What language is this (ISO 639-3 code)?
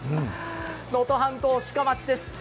jpn